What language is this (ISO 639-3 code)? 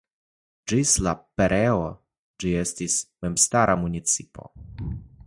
epo